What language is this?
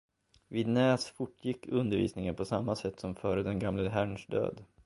Swedish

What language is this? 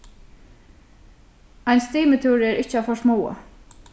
Faroese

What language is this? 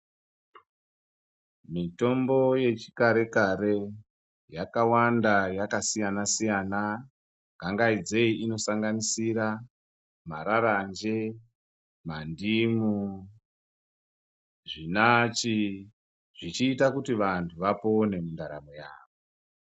Ndau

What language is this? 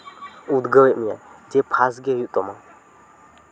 Santali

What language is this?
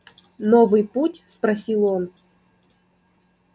Russian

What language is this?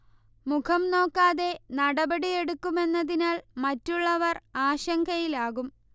Malayalam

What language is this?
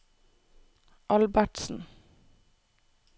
Norwegian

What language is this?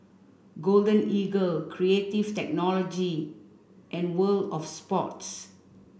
English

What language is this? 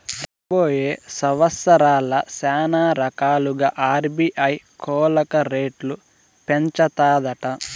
Telugu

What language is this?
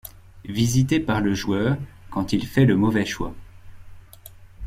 French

